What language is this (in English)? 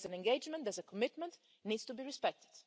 English